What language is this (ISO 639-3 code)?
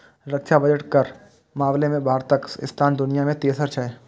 mai